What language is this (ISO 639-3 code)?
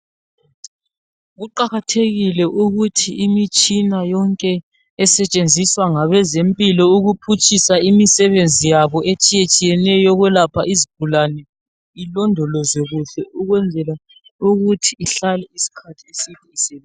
nde